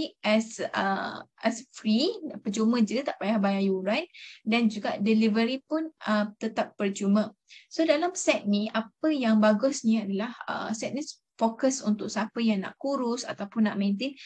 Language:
Malay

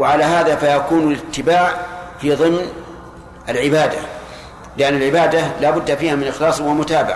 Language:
Arabic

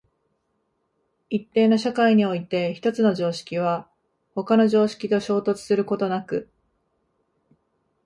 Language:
Japanese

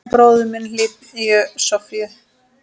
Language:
Icelandic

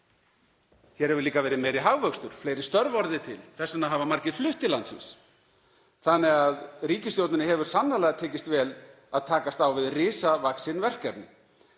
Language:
Icelandic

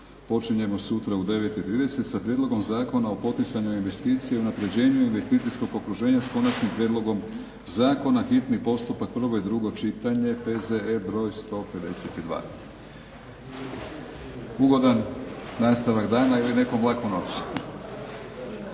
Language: Croatian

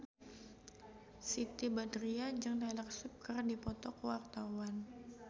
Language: Sundanese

